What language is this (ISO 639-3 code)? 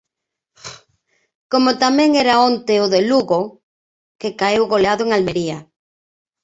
glg